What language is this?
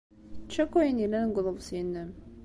Kabyle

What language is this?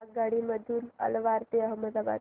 Marathi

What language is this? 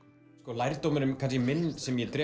Icelandic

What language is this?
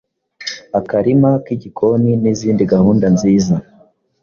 Kinyarwanda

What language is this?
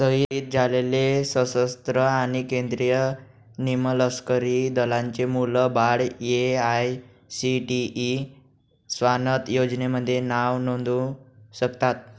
Marathi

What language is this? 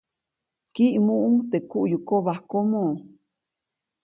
Copainalá Zoque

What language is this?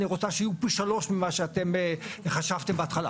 Hebrew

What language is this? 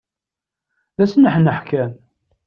Kabyle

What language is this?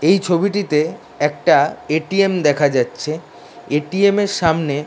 Bangla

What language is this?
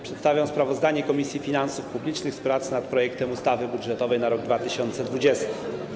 Polish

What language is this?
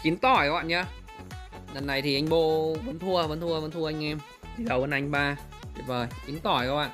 Vietnamese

